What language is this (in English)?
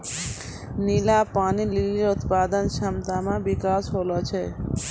Maithili